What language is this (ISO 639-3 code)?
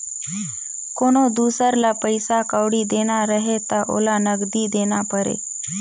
hne